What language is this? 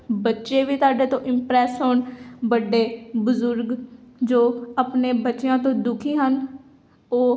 Punjabi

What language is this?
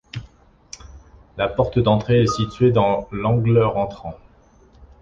French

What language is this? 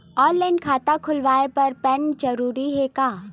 Chhattisgarhi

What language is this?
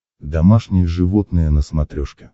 Russian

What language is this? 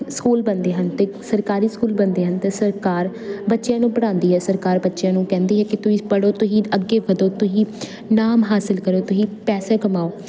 Punjabi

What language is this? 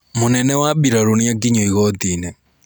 Kikuyu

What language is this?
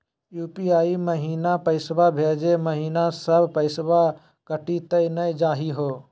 Magahi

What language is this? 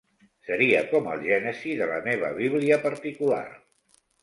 Catalan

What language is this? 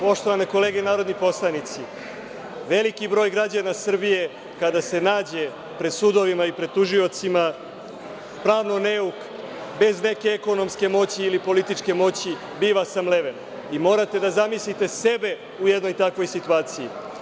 Serbian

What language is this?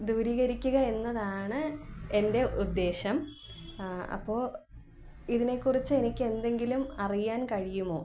Malayalam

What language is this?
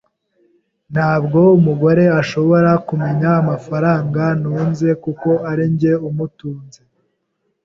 Kinyarwanda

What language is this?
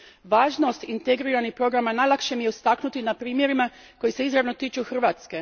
Croatian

